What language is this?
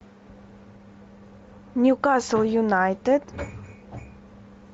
Russian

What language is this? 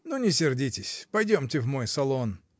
Russian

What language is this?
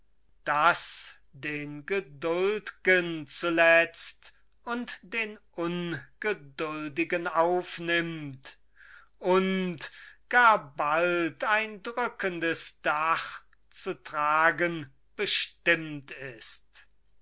German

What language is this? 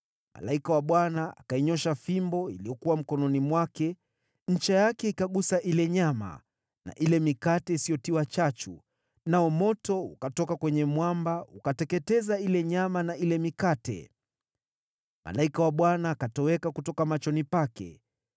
Swahili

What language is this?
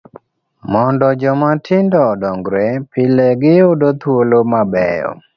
Luo (Kenya and Tanzania)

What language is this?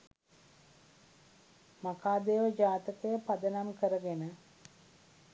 Sinhala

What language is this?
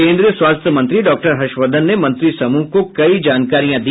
Hindi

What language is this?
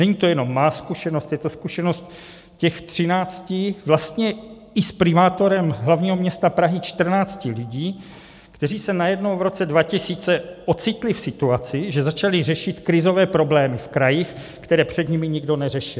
Czech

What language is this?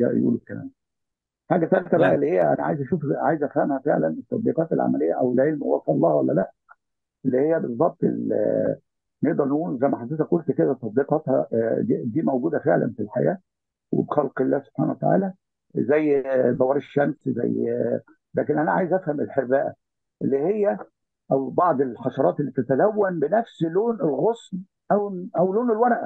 Arabic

